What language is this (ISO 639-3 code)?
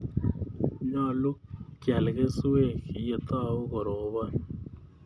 kln